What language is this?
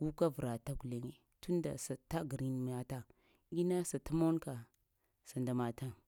Lamang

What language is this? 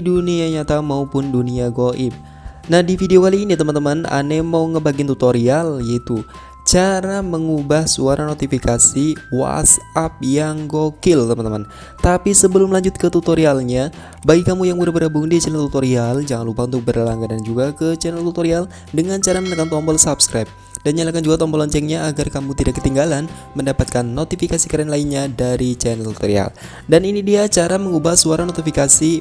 Indonesian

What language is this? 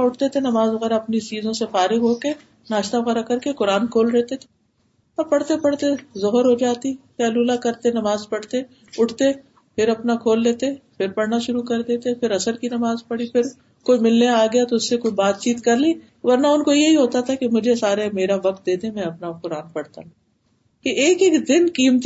Urdu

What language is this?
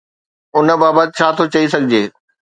Sindhi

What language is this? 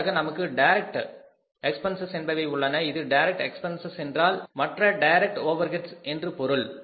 Tamil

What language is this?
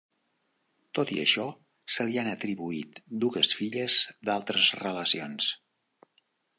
Catalan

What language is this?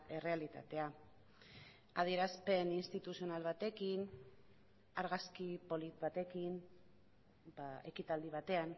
Basque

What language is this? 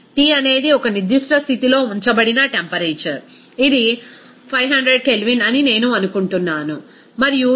Telugu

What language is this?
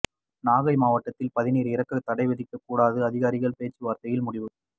Tamil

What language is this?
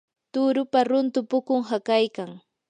Yanahuanca Pasco Quechua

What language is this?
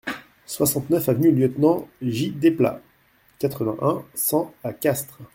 French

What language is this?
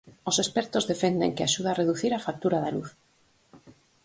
Galician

